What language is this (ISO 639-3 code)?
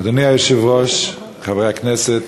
heb